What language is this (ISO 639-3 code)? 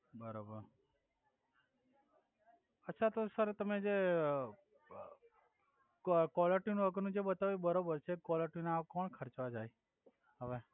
guj